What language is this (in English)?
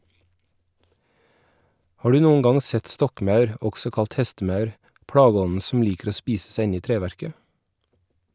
Norwegian